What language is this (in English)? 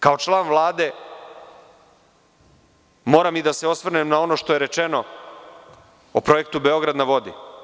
Serbian